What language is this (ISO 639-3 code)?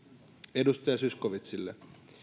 fin